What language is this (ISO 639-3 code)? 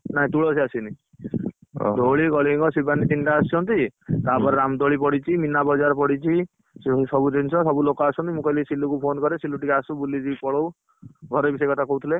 ori